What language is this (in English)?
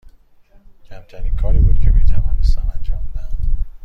Persian